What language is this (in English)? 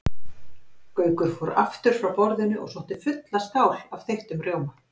Icelandic